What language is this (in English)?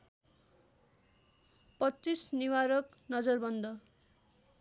Nepali